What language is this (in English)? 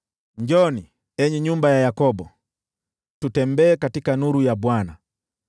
Swahili